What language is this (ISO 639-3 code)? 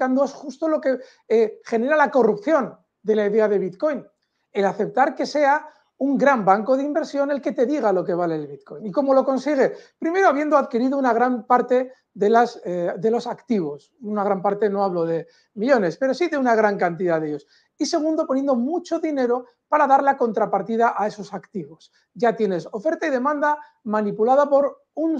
spa